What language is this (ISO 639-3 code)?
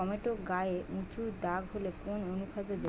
ben